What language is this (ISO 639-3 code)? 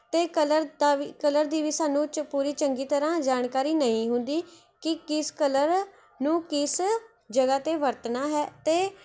pan